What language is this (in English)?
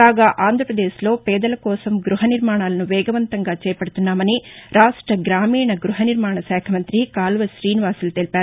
Telugu